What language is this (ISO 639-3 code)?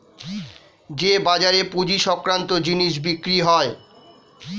ben